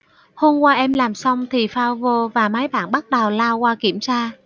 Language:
Vietnamese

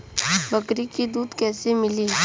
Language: Bhojpuri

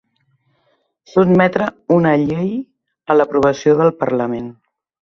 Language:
Catalan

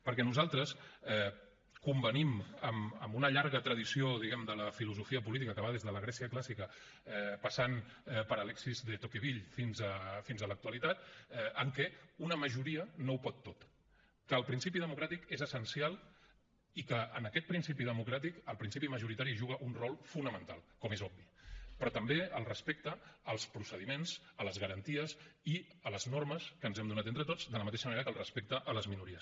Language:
Catalan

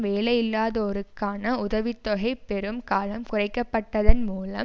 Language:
Tamil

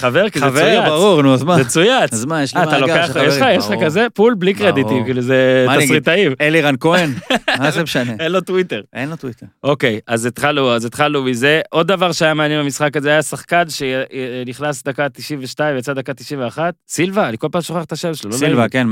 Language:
Hebrew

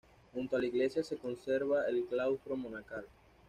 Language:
Spanish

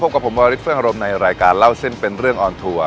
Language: Thai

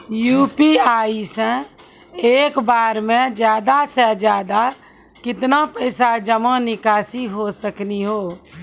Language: Maithili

